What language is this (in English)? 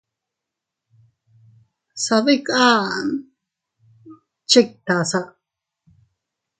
Teutila Cuicatec